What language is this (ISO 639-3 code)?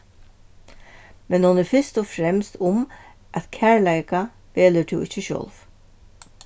fao